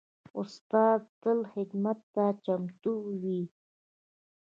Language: Pashto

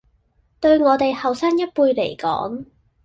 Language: Cantonese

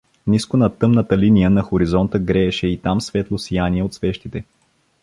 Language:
Bulgarian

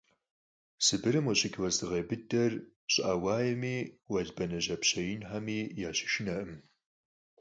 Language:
Kabardian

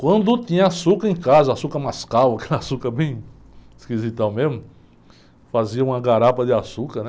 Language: Portuguese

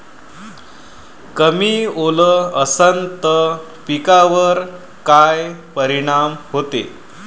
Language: Marathi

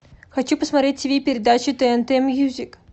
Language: Russian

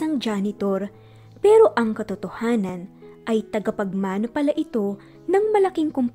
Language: Filipino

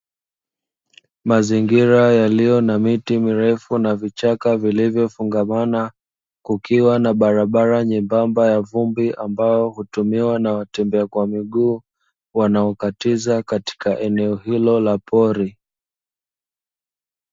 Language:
Swahili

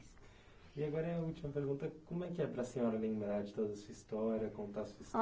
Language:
Portuguese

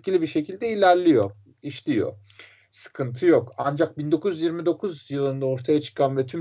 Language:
Turkish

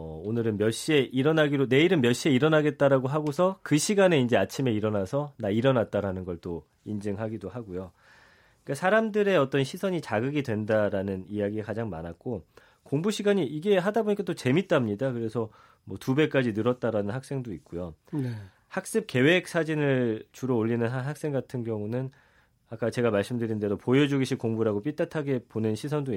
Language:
Korean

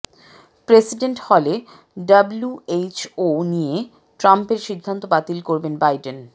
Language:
Bangla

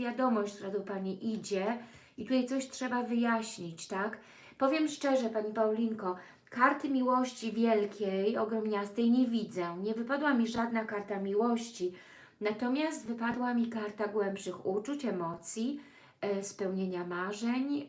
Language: Polish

